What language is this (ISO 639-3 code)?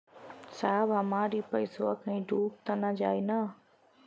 bho